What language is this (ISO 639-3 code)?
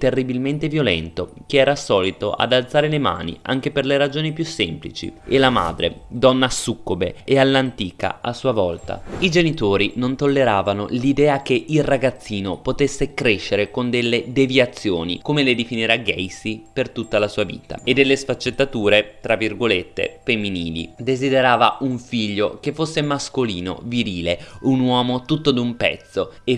ita